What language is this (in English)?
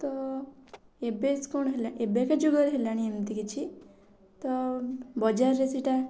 Odia